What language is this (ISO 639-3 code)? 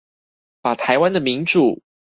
zho